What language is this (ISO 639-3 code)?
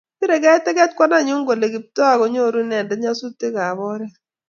kln